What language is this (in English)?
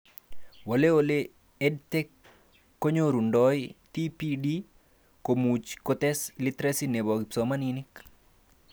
Kalenjin